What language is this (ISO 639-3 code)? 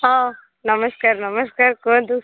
ori